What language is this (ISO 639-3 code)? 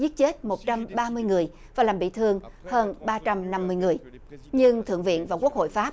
vie